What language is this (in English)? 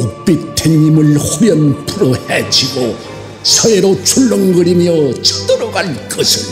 Korean